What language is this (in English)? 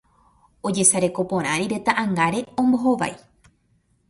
Guarani